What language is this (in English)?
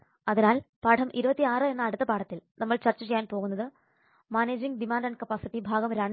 Malayalam